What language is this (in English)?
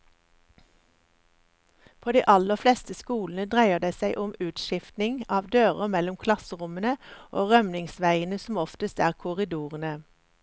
Norwegian